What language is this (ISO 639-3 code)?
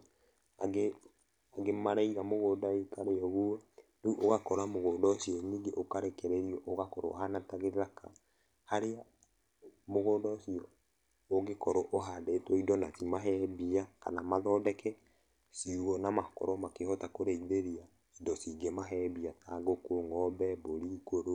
kik